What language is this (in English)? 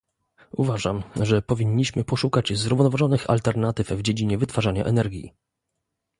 Polish